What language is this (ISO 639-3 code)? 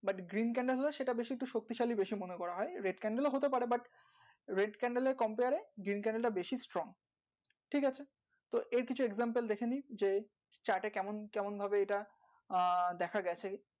ben